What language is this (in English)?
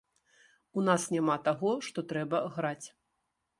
Belarusian